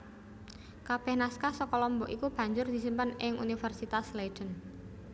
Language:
Javanese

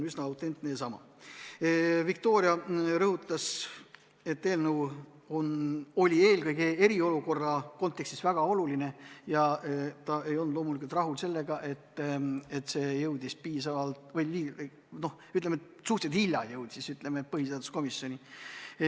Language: Estonian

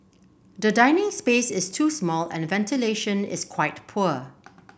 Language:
English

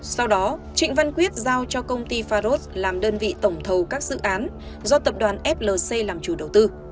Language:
Vietnamese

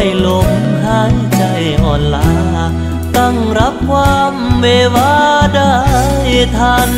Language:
Thai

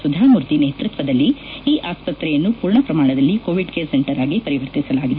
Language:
Kannada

